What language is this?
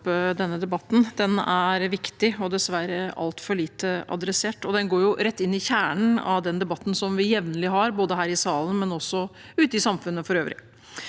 Norwegian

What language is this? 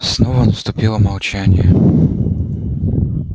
Russian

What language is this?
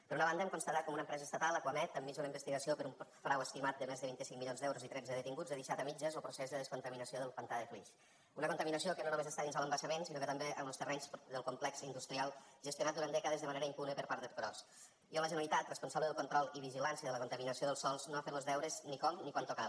Catalan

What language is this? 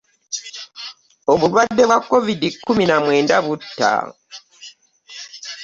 Ganda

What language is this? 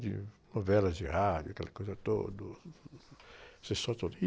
Portuguese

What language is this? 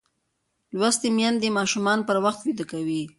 Pashto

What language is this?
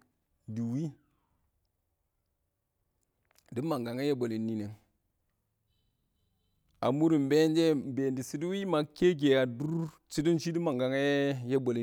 Awak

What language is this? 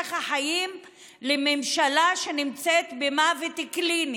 Hebrew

